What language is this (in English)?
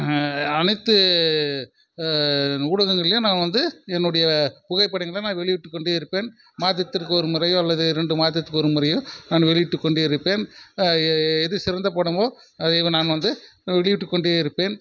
Tamil